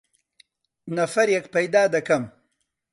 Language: Central Kurdish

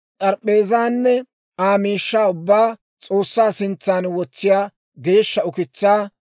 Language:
Dawro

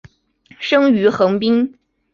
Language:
Chinese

